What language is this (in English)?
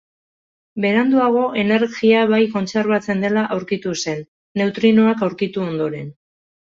Basque